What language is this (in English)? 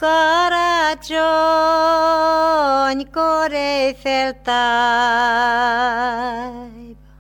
Hungarian